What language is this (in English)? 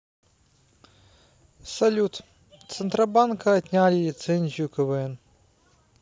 Russian